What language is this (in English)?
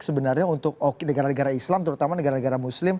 Indonesian